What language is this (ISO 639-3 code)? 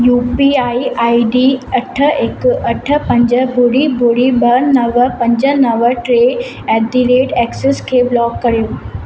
snd